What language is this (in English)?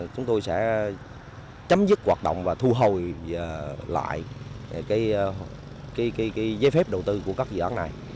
Vietnamese